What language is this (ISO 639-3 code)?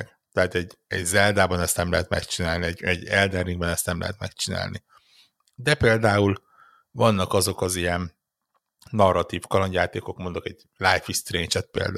hun